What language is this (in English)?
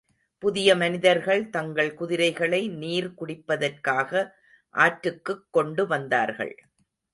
Tamil